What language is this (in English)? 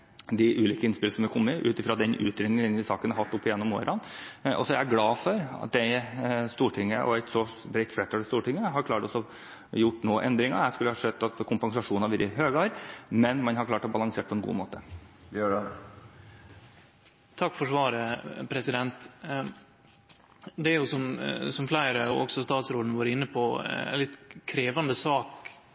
Norwegian